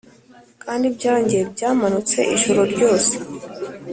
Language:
Kinyarwanda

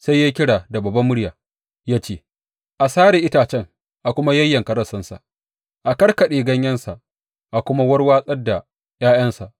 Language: Hausa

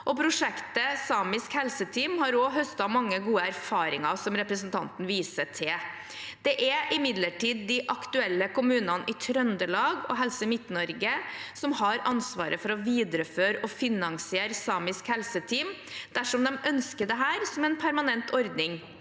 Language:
Norwegian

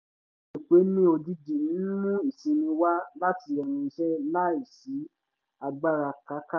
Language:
Yoruba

